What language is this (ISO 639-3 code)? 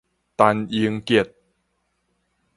nan